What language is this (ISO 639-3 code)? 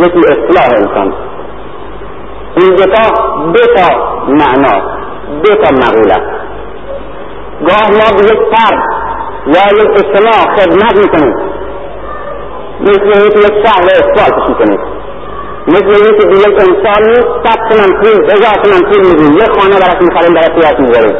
fas